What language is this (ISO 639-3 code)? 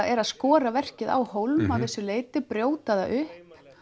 isl